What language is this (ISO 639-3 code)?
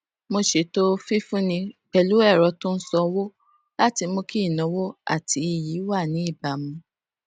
yor